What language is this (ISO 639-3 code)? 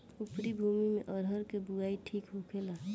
bho